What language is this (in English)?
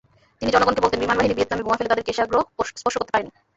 Bangla